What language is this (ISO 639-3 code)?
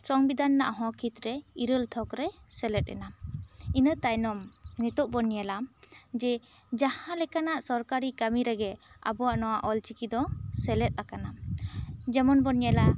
sat